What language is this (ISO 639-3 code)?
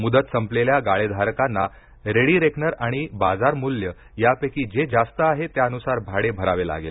mar